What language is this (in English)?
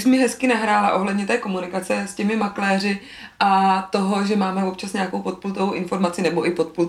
Czech